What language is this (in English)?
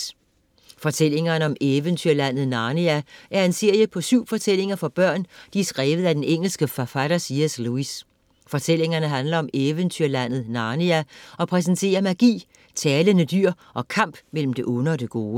Danish